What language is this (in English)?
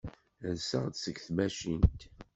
Kabyle